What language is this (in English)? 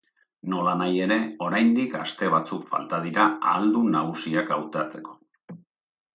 Basque